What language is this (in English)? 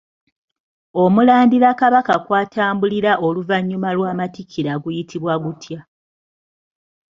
Ganda